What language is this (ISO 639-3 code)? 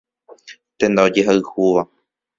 grn